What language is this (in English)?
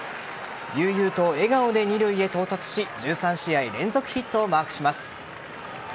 Japanese